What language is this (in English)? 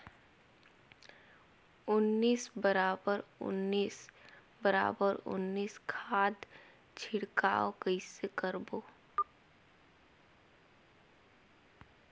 Chhattisgarhi